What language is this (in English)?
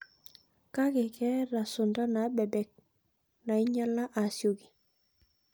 Masai